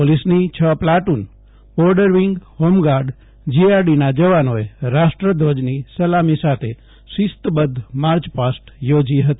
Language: Gujarati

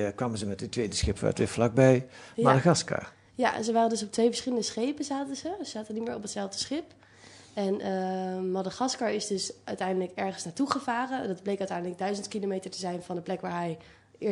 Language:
Dutch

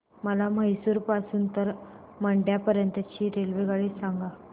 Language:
Marathi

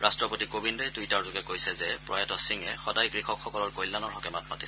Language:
Assamese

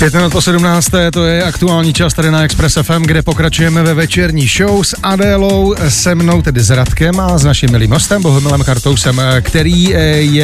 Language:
Czech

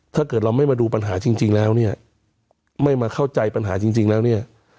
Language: Thai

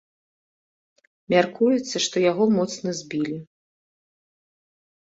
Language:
Belarusian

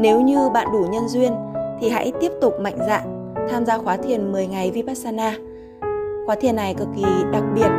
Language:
Vietnamese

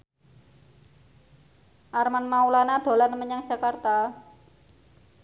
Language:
Javanese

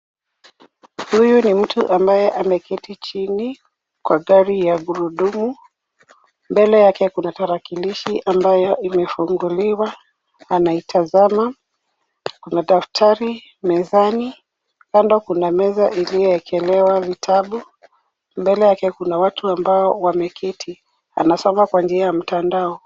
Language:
Swahili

